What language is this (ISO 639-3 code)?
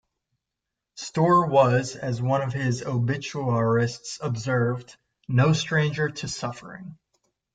eng